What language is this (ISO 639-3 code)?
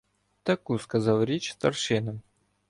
ukr